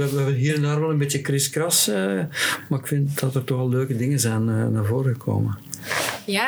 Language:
Dutch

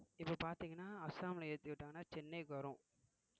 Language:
Tamil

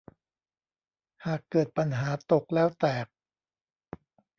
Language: Thai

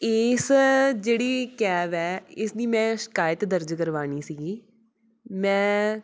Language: Punjabi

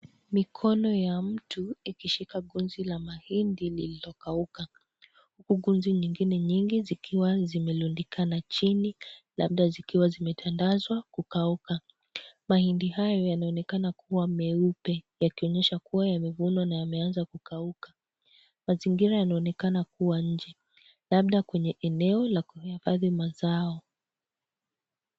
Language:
Swahili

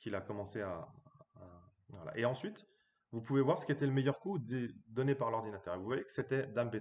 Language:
French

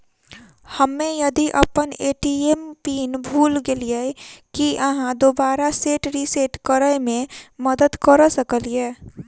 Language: Maithili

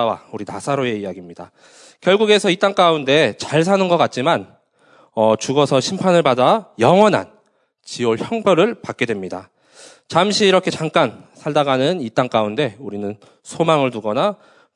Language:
Korean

